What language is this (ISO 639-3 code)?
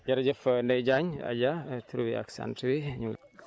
wol